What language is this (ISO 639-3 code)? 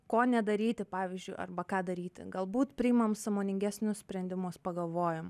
lit